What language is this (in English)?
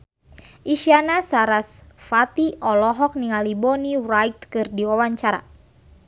Sundanese